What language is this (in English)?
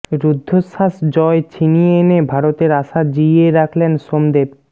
Bangla